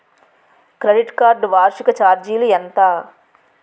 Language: Telugu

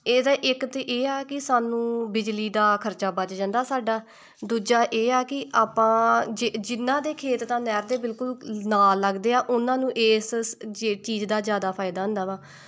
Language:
Punjabi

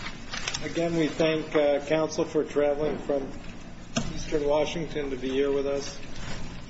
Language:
English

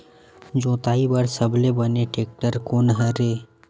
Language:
Chhattisgarhi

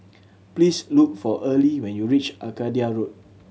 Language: English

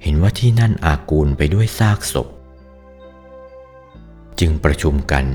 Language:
Thai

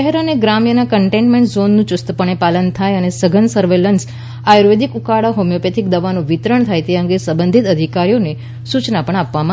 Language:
Gujarati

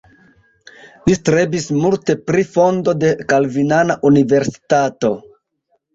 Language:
Esperanto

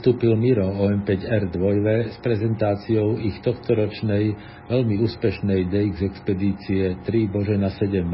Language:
Slovak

